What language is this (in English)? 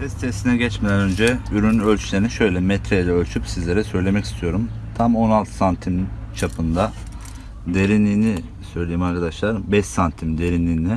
Turkish